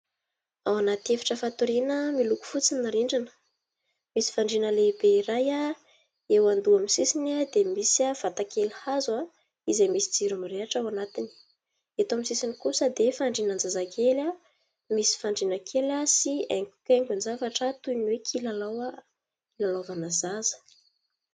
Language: Malagasy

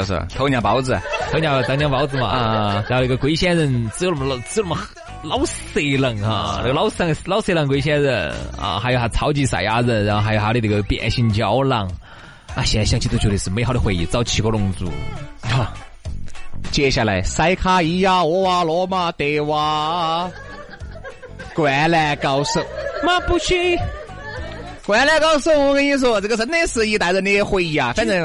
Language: Chinese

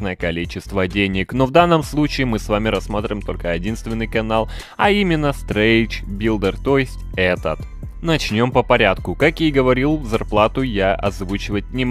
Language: Russian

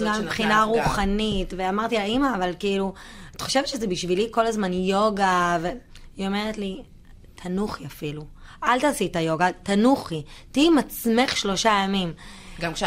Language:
Hebrew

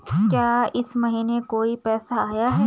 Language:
Hindi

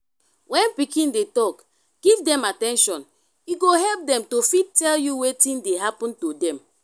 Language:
Nigerian Pidgin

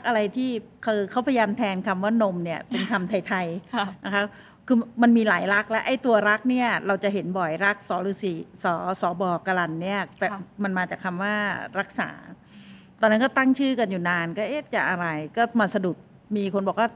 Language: Thai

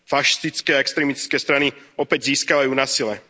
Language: Slovak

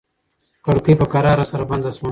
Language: Pashto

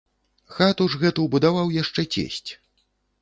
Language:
Belarusian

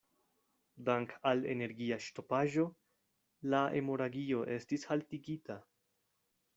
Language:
Esperanto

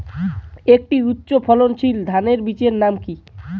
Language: Bangla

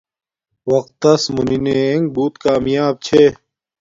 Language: Domaaki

